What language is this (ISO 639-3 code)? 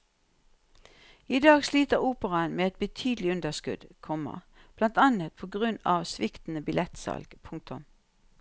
nor